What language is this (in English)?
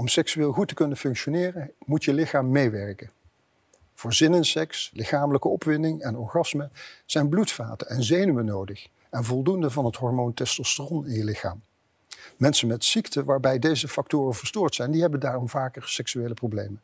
Dutch